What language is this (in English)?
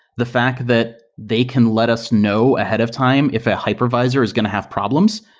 English